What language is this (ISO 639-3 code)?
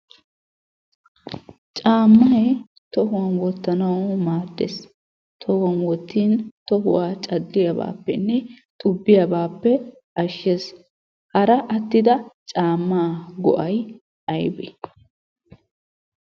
wal